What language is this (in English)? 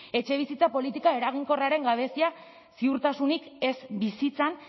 Basque